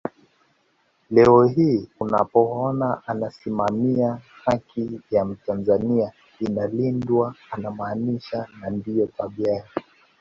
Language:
Swahili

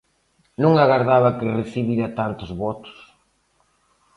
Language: Galician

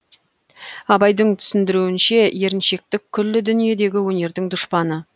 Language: Kazakh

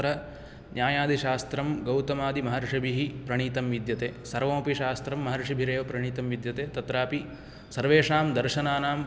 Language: Sanskrit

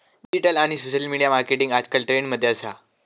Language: Marathi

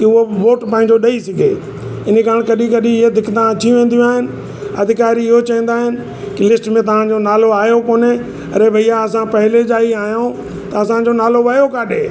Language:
Sindhi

